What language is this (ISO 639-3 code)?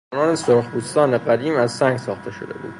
fas